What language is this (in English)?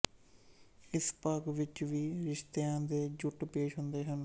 Punjabi